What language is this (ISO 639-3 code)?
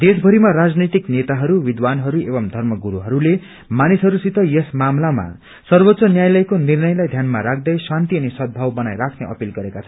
nep